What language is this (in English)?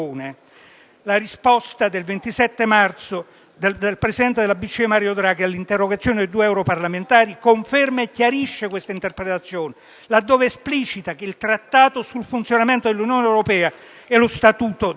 Italian